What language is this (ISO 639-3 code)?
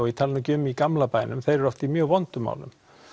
isl